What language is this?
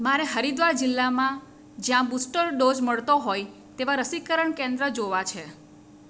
Gujarati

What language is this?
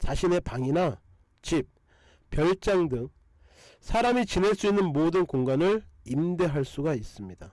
Korean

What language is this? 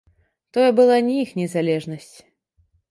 Belarusian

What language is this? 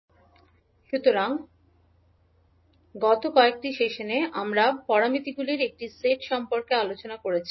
Bangla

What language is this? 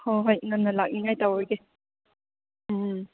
Manipuri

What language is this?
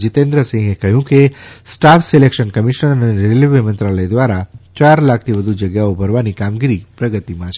Gujarati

